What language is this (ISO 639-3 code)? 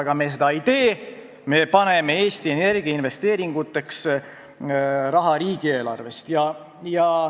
est